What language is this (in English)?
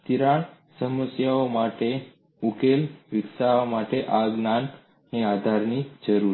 Gujarati